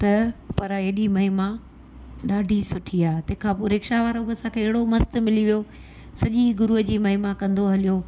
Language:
Sindhi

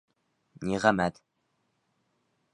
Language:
Bashkir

